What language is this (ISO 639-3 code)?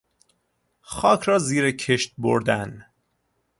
fas